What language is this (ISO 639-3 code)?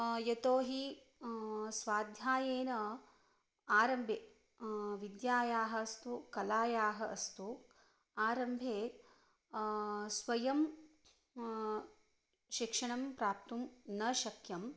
san